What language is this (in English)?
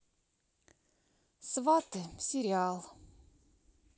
Russian